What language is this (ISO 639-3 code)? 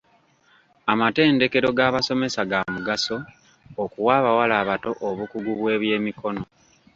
lug